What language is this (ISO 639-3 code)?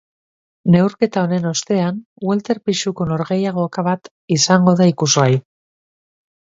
eus